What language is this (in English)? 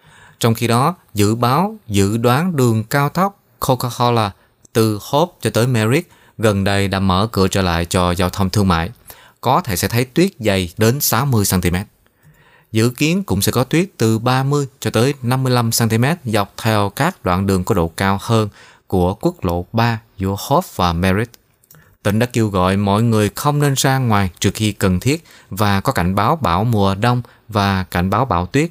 Vietnamese